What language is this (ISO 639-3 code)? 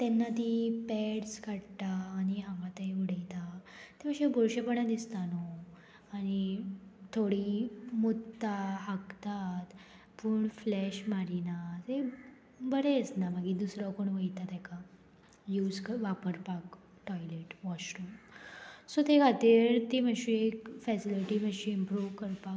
kok